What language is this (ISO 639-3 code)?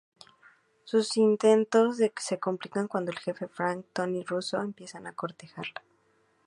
spa